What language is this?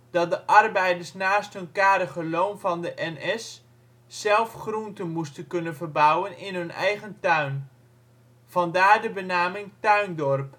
Dutch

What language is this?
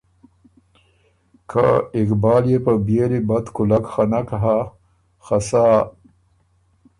Ormuri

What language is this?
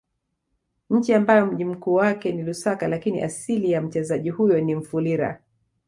Swahili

